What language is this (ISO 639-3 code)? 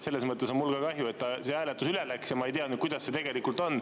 est